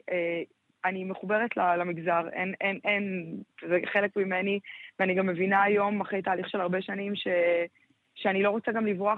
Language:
Hebrew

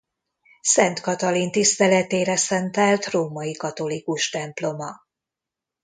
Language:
Hungarian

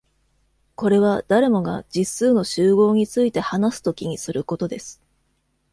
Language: Japanese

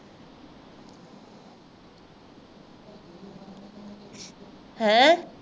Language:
Punjabi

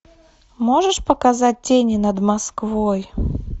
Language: Russian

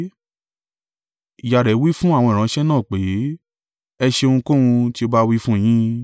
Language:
Yoruba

